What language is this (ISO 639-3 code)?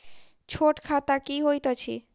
mai